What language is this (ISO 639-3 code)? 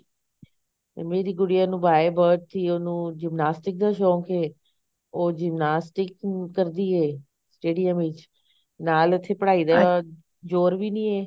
pan